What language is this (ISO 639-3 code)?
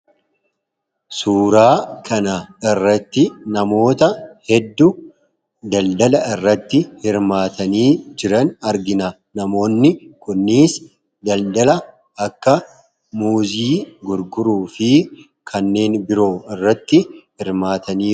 orm